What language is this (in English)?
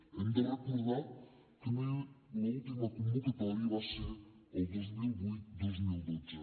Catalan